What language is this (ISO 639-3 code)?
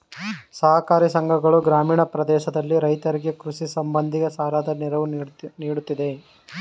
kan